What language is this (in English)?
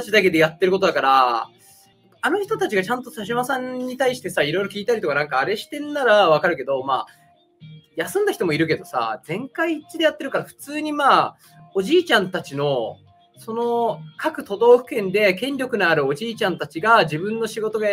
Japanese